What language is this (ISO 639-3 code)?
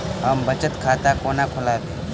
mai